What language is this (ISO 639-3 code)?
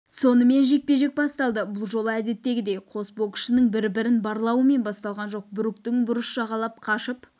kaz